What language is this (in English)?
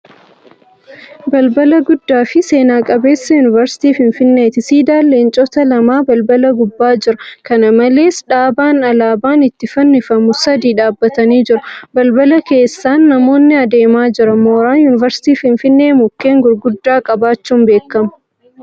Oromo